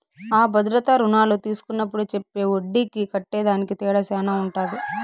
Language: Telugu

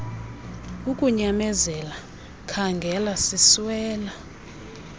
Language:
Xhosa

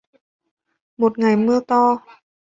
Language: Vietnamese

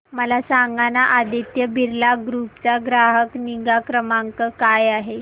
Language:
Marathi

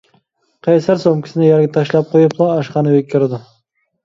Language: Uyghur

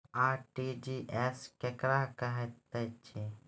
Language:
Maithili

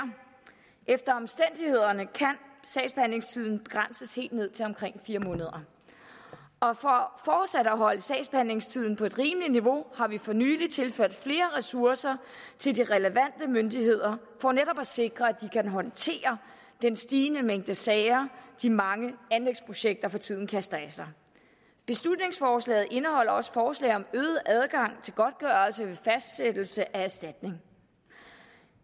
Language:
Danish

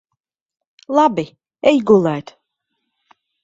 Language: Latvian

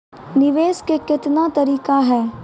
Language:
Maithili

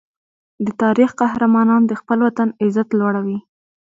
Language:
Pashto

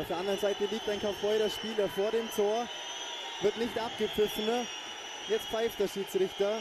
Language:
German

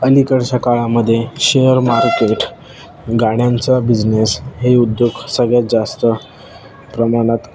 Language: Marathi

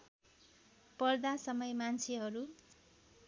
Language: Nepali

